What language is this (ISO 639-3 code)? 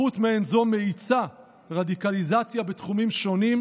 heb